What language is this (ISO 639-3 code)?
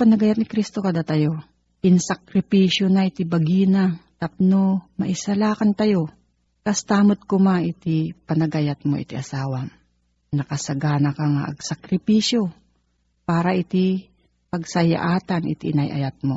fil